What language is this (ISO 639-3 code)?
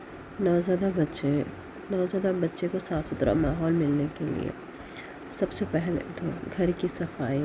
urd